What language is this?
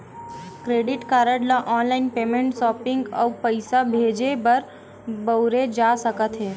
Chhattisgarhi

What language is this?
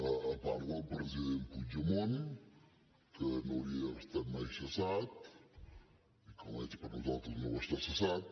Catalan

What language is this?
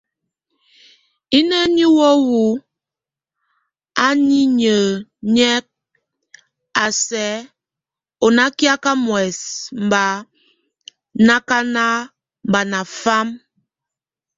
Tunen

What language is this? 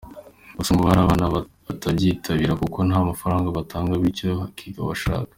Kinyarwanda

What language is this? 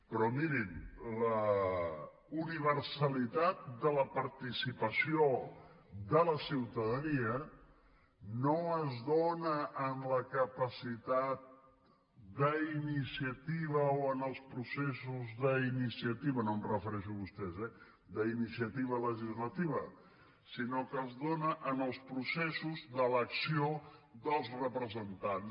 Catalan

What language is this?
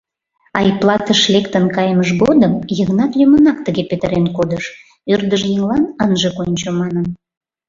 Mari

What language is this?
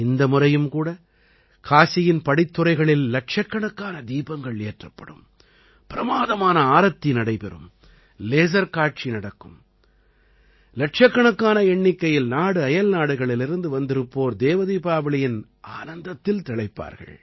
Tamil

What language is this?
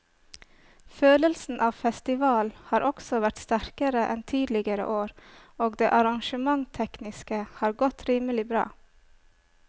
Norwegian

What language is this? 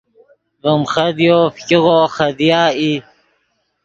Yidgha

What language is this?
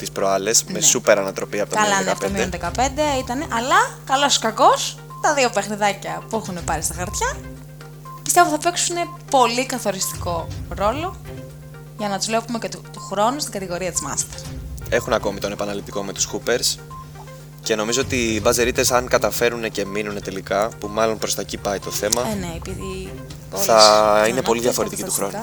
Greek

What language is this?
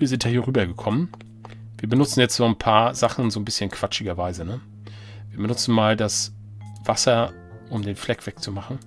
German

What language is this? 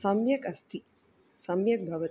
Sanskrit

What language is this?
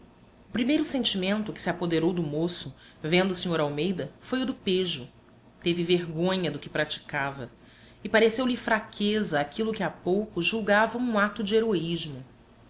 Portuguese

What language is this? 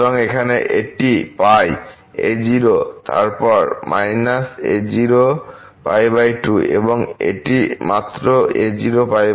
Bangla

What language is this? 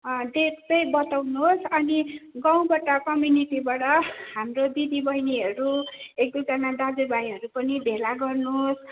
Nepali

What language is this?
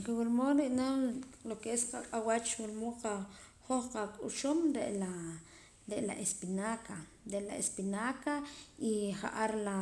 Poqomam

